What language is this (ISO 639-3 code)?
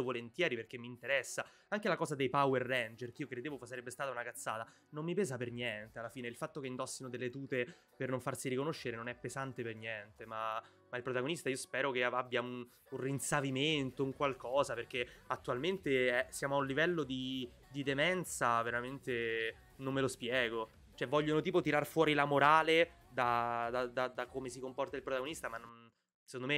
ita